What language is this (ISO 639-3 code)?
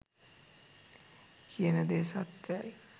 sin